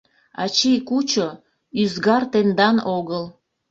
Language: Mari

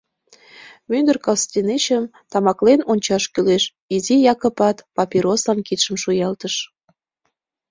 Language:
Mari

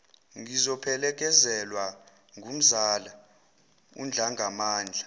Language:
Zulu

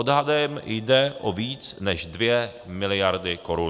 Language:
Czech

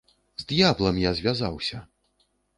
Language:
Belarusian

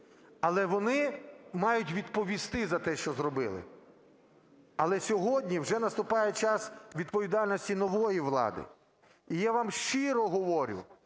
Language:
Ukrainian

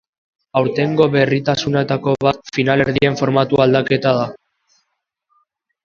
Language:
Basque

